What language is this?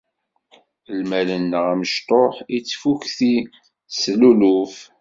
Kabyle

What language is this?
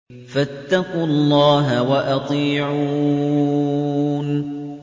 Arabic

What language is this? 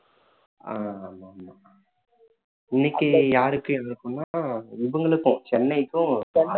Tamil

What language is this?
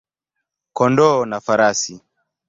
Swahili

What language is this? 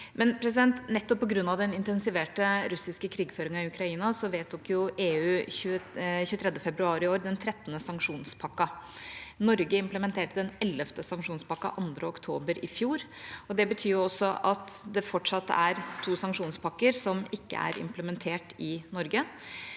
Norwegian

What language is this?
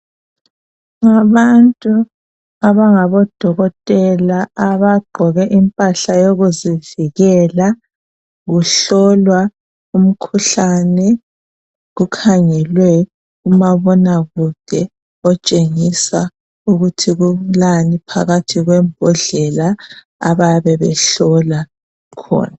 North Ndebele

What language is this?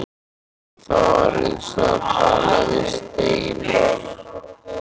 Icelandic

